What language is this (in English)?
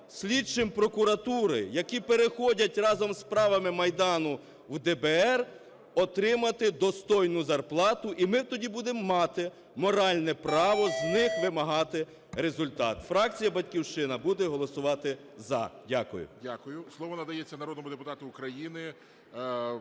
Ukrainian